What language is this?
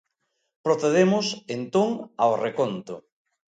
Galician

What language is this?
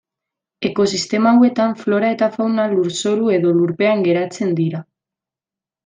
Basque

